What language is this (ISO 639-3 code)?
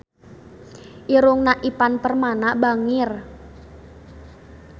sun